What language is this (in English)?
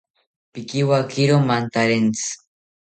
South Ucayali Ashéninka